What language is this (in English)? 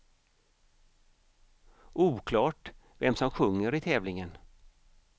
Swedish